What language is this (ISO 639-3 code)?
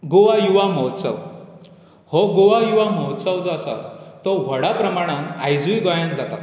kok